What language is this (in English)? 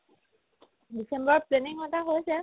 Assamese